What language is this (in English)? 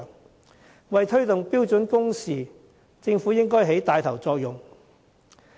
Cantonese